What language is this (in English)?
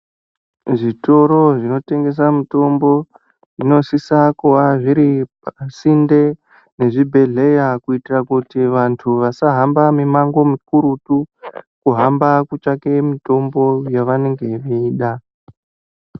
Ndau